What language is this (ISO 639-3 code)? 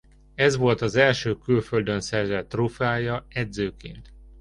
hun